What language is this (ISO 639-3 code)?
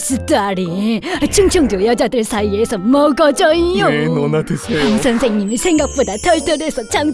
kor